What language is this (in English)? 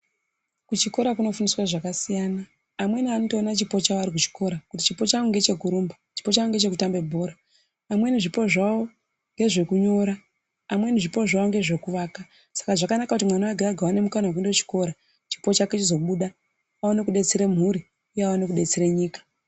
Ndau